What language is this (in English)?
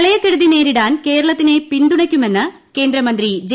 Malayalam